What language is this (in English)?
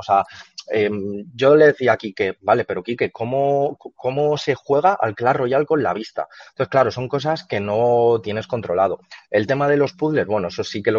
Spanish